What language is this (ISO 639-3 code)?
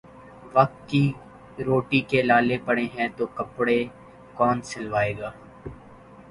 urd